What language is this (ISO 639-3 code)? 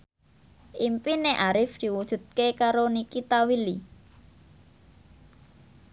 jav